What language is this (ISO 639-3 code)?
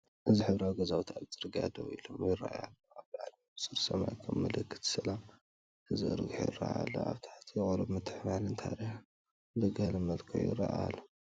tir